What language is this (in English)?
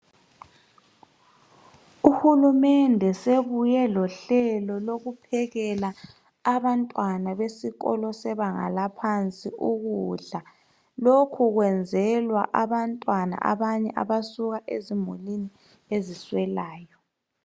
North Ndebele